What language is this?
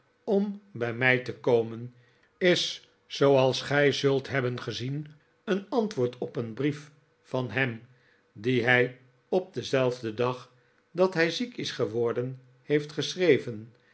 Dutch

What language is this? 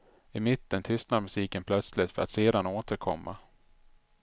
Swedish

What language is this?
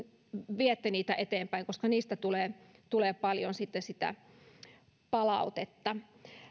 Finnish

